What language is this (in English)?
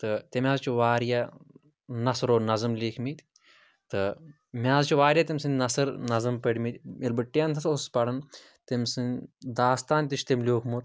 Kashmiri